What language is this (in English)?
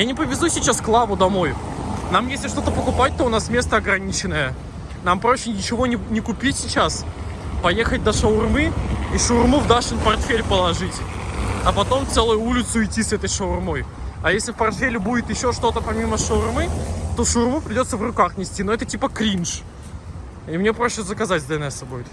Russian